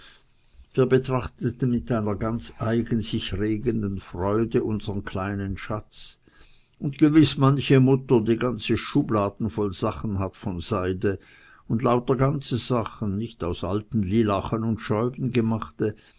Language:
German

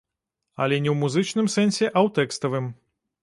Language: Belarusian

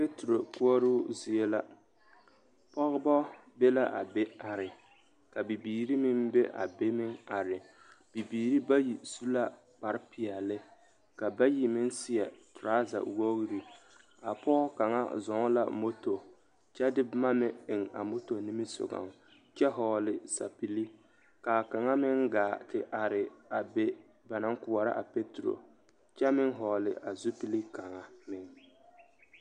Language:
Southern Dagaare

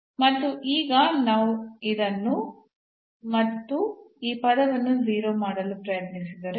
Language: Kannada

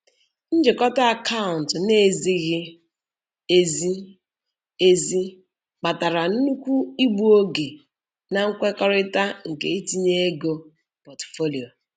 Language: Igbo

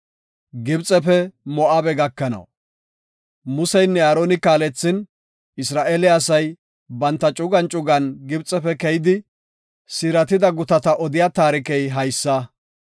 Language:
Gofa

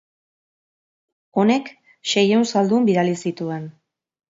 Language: Basque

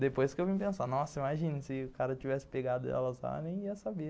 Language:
Portuguese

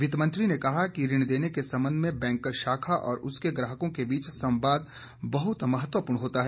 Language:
Hindi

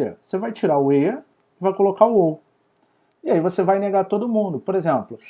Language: Portuguese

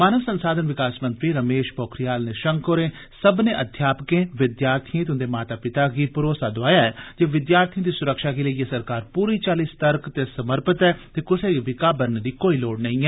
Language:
Dogri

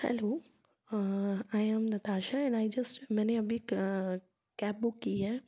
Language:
Hindi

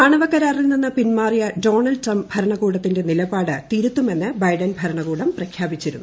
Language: Malayalam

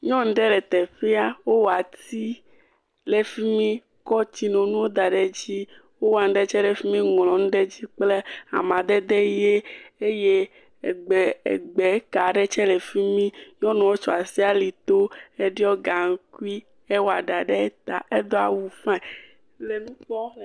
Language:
Ewe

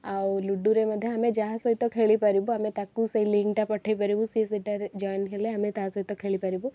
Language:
Odia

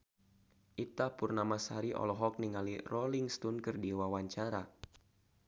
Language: Sundanese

